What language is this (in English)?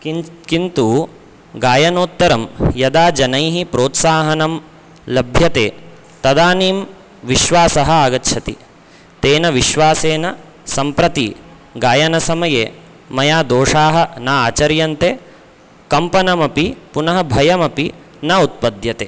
Sanskrit